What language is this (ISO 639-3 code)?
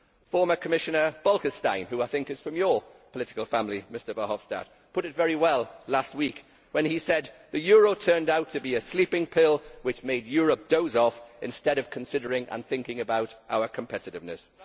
eng